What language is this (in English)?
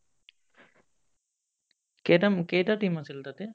Assamese